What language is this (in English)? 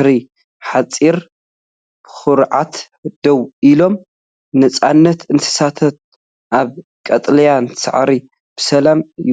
Tigrinya